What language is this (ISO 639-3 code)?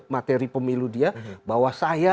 ind